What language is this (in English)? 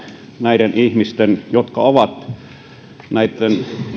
Finnish